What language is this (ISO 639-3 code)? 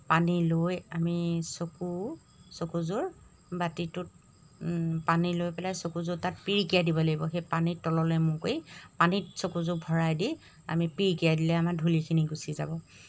asm